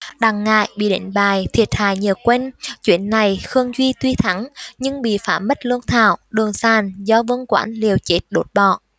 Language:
Vietnamese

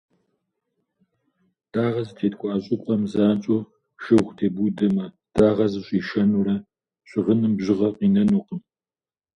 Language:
Kabardian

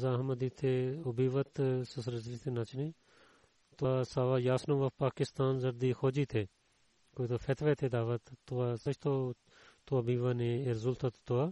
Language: Bulgarian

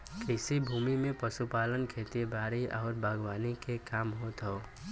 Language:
Bhojpuri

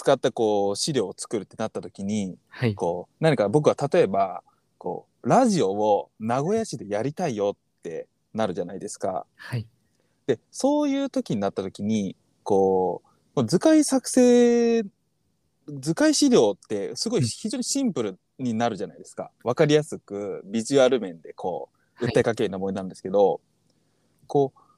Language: Japanese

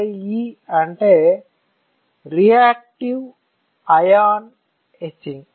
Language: Telugu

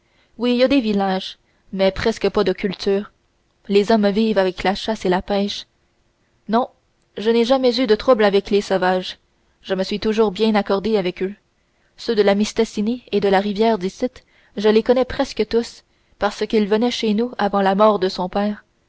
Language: French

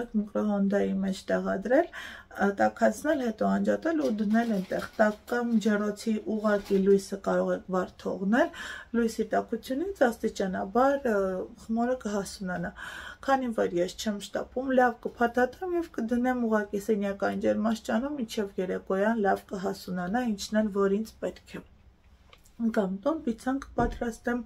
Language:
Romanian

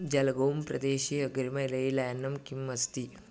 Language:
Sanskrit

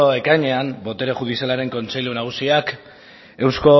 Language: Basque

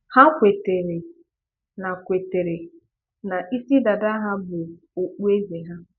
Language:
Igbo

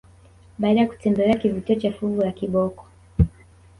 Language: Swahili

